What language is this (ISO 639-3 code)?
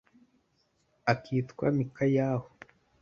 kin